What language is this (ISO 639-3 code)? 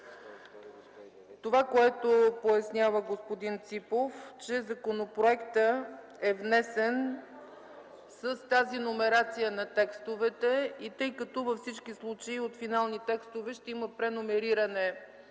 bul